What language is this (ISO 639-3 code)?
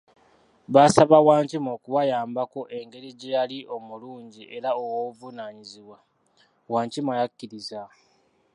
lug